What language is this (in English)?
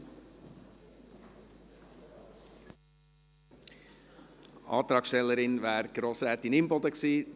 Swiss German